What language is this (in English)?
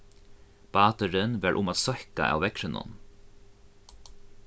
Faroese